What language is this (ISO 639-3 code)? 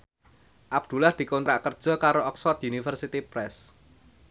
jav